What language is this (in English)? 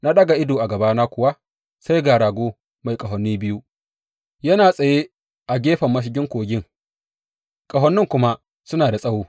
Hausa